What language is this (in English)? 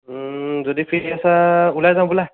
Assamese